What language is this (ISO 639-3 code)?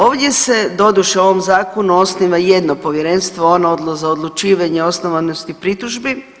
hrv